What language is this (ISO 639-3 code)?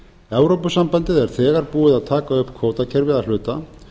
isl